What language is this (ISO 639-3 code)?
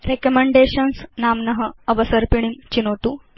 san